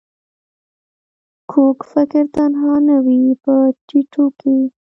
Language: Pashto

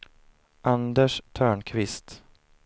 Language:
Swedish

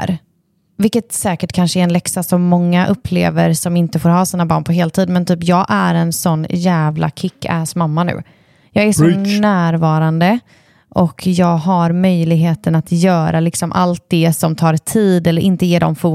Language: Swedish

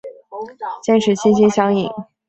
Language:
Chinese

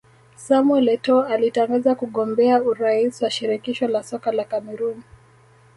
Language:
Swahili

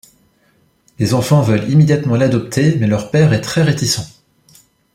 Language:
French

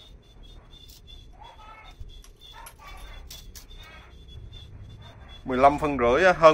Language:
Vietnamese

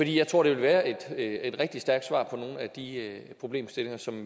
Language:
Danish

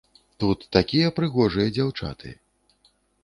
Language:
Belarusian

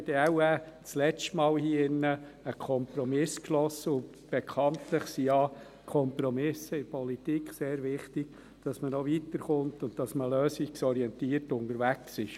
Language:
Swiss German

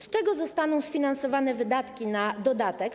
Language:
Polish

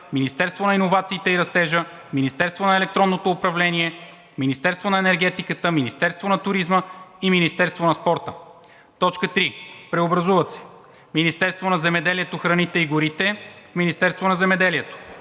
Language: Bulgarian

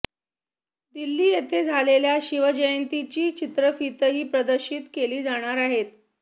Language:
Marathi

